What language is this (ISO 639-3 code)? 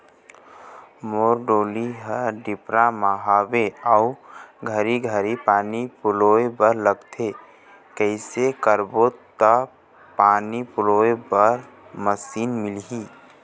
hne